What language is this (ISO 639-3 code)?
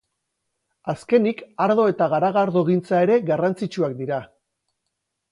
eus